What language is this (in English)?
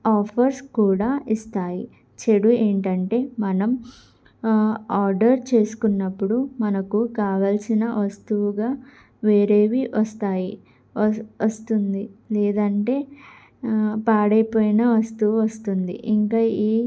Telugu